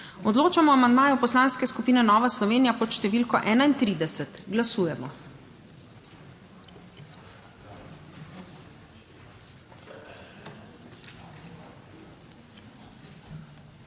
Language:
Slovenian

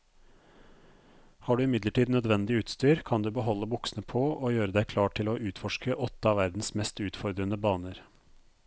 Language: Norwegian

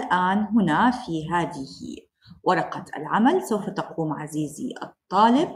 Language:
Arabic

